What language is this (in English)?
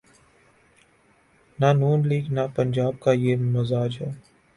Urdu